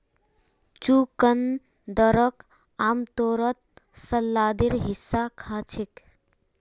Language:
Magahi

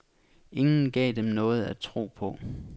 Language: Danish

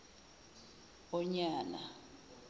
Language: Zulu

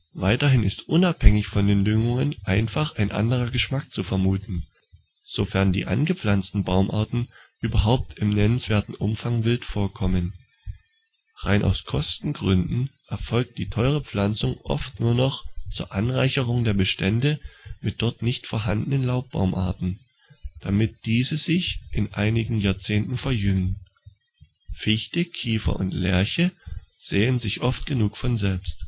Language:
German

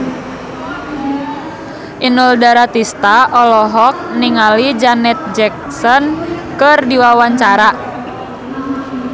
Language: Sundanese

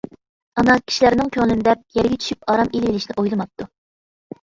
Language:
Uyghur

